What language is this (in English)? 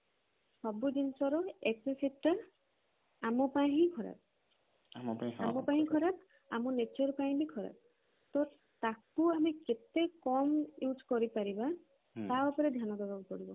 Odia